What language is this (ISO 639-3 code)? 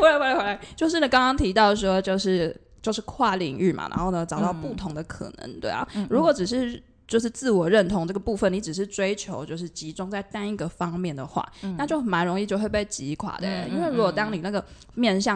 zho